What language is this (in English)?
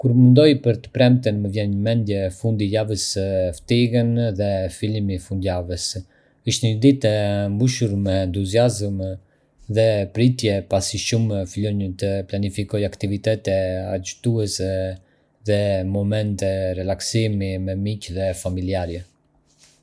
Arbëreshë Albanian